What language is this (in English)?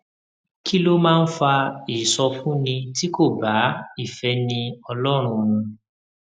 Yoruba